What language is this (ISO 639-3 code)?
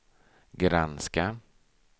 swe